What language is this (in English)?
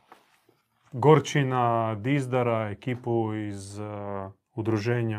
Croatian